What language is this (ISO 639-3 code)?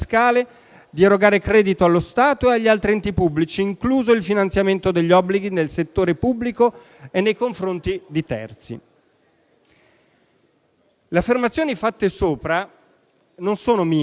ita